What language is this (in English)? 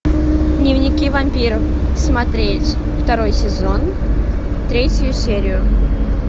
Russian